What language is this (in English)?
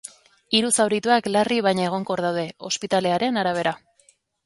Basque